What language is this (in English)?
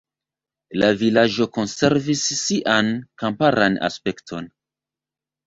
Esperanto